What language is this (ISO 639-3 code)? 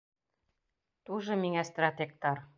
bak